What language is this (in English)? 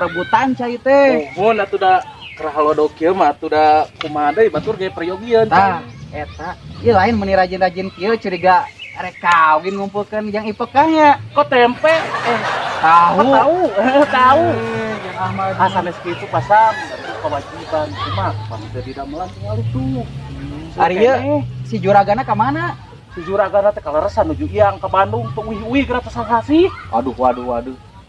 Indonesian